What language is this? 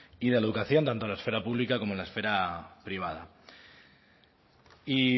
Spanish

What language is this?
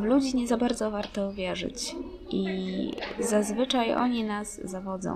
Polish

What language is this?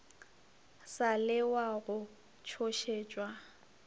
Northern Sotho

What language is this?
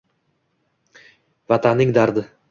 Uzbek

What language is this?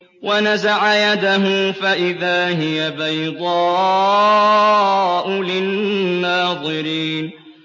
Arabic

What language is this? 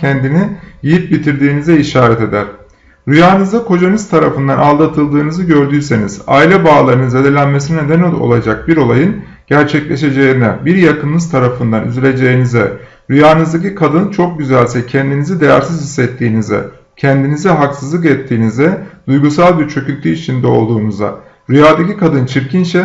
Turkish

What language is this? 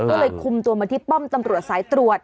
Thai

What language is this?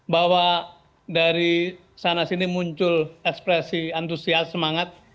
Indonesian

